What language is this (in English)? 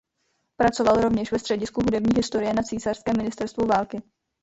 Czech